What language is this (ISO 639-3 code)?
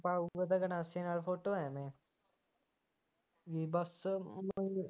pan